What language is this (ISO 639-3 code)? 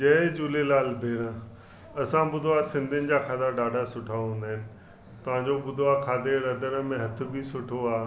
snd